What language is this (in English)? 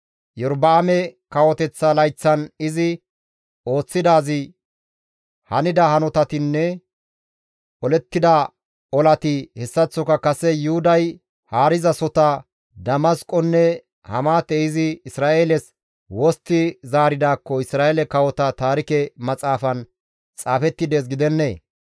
Gamo